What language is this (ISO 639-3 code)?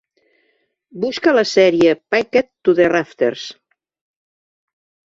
cat